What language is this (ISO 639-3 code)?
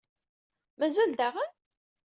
kab